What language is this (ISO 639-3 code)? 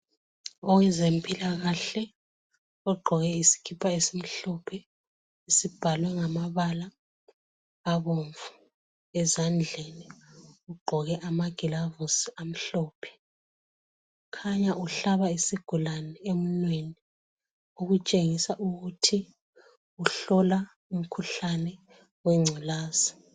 nde